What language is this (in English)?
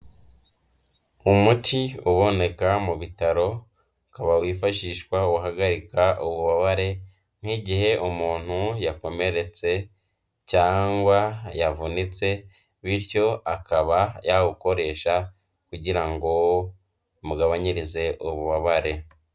Kinyarwanda